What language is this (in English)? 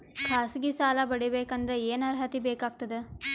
Kannada